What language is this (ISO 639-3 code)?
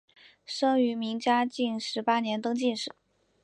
zho